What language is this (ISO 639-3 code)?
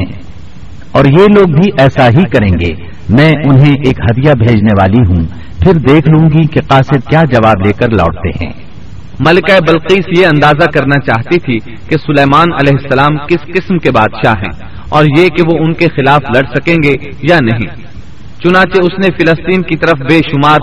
urd